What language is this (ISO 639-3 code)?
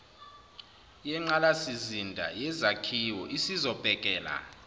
zul